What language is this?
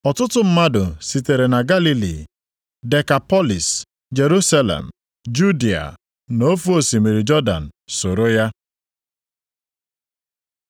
Igbo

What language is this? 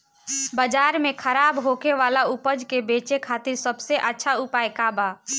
Bhojpuri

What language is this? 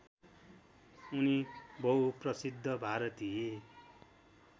Nepali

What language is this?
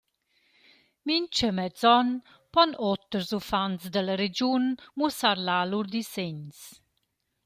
Romansh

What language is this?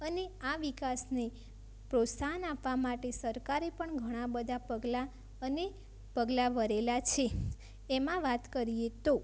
Gujarati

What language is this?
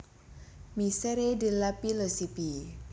Javanese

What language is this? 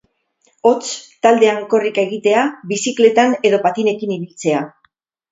Basque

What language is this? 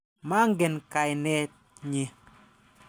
Kalenjin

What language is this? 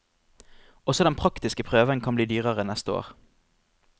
Norwegian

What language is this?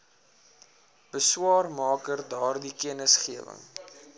Afrikaans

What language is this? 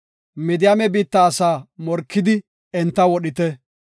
Gofa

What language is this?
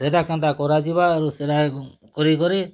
Odia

